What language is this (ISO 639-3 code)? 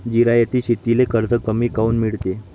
mar